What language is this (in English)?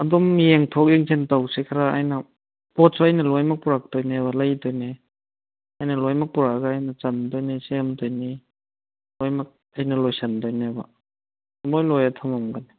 Manipuri